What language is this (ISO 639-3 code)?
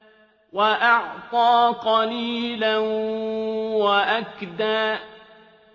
ara